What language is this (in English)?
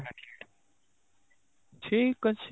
Odia